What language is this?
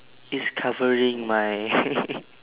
English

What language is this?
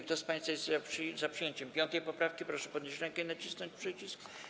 Polish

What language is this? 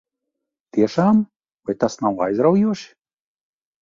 Latvian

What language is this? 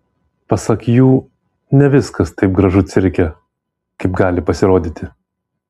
Lithuanian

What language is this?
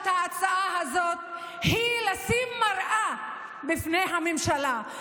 Hebrew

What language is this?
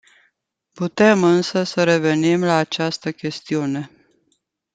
Romanian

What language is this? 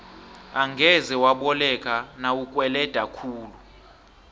South Ndebele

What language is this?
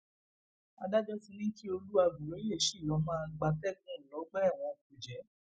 Yoruba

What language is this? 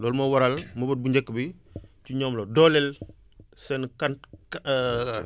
Wolof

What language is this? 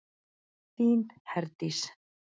Icelandic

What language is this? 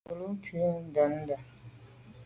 Medumba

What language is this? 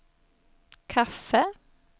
Swedish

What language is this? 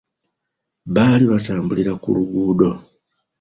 Ganda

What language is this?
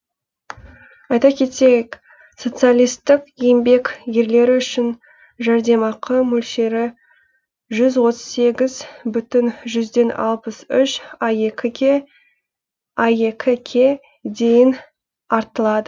Kazakh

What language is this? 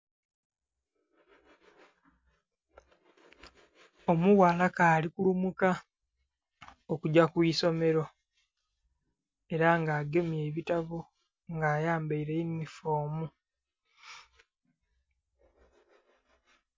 Soga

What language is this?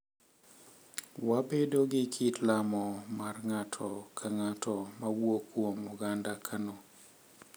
Luo (Kenya and Tanzania)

